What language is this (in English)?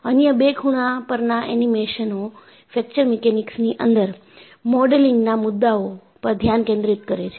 Gujarati